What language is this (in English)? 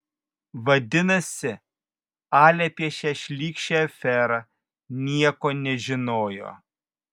Lithuanian